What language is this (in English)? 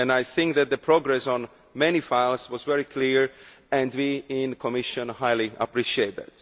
English